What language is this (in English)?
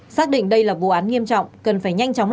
Vietnamese